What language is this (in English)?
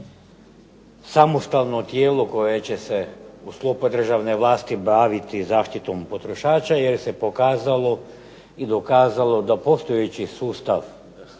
Croatian